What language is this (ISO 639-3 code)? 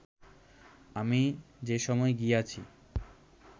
ben